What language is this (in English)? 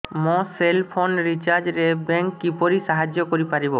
Odia